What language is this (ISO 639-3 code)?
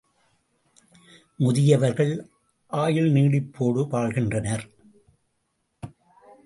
tam